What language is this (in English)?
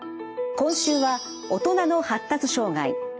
Japanese